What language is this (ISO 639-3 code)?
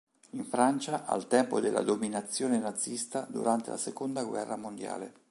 ita